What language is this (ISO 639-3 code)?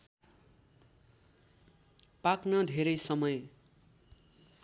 nep